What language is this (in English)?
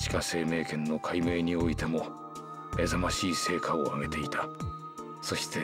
Japanese